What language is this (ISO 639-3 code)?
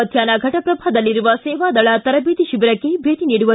kan